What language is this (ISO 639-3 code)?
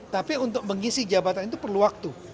ind